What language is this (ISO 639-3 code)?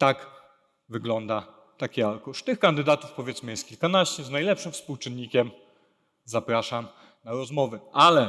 pol